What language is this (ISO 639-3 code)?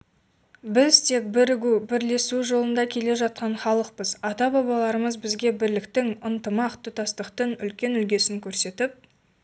kaz